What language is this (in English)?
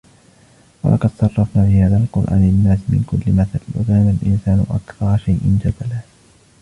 Arabic